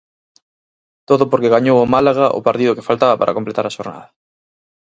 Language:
Galician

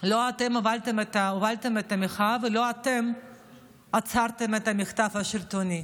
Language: Hebrew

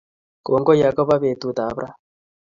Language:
Kalenjin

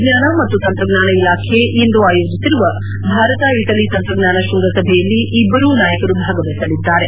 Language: Kannada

